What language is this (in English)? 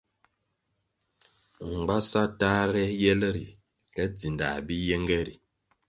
Kwasio